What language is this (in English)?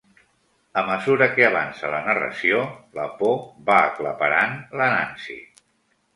Catalan